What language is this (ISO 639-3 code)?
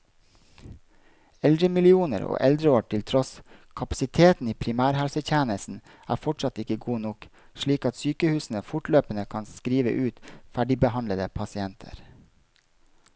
nor